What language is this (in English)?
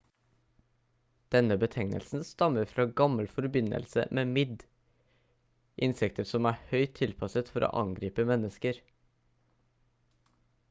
Norwegian Bokmål